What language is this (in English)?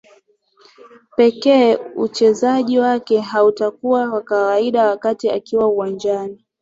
Swahili